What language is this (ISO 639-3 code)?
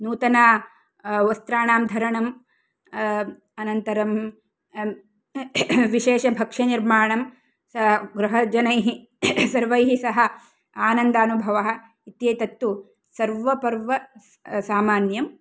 san